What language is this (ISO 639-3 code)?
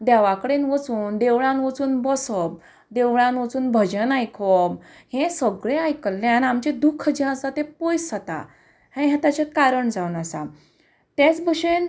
kok